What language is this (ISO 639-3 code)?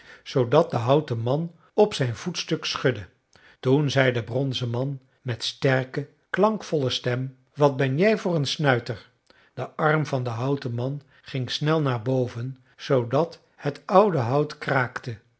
nld